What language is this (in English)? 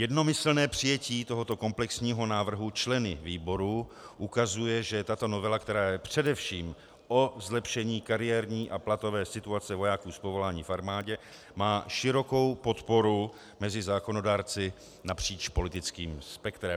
Czech